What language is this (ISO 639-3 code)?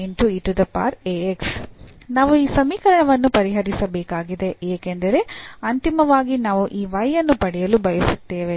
kan